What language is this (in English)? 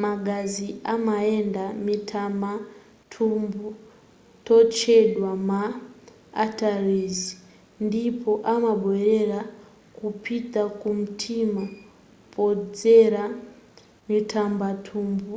Nyanja